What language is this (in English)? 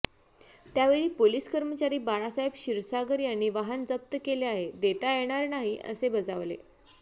Marathi